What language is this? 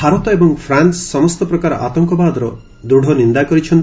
Odia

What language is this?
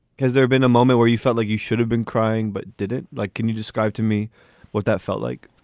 English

